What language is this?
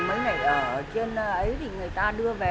Vietnamese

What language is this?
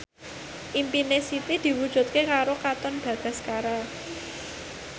Javanese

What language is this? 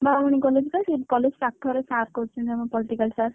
Odia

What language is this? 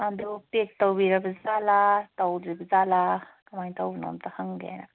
Manipuri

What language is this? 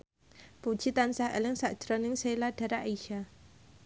Javanese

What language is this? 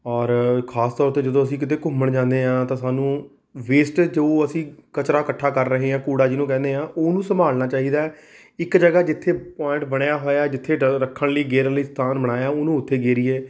Punjabi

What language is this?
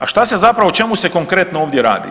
Croatian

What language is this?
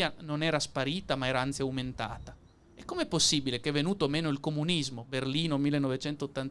Italian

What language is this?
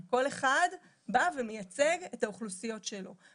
Hebrew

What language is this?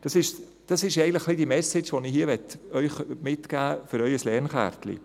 Swiss German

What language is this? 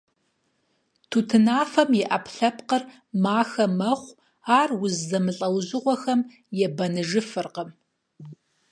Kabardian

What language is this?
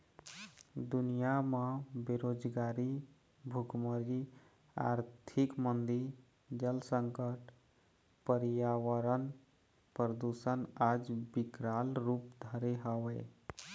Chhattisgarhi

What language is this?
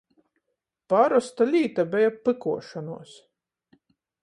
Latgalian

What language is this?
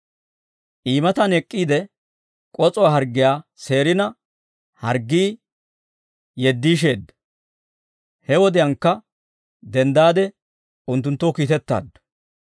Dawro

